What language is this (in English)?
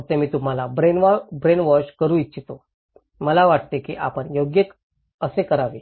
Marathi